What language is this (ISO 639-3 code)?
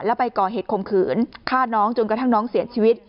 tha